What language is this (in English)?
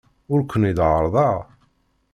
Kabyle